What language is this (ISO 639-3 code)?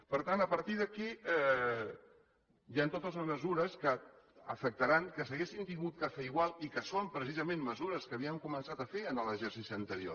cat